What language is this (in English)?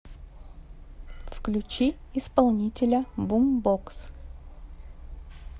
Russian